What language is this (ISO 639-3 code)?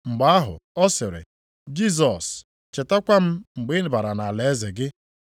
ibo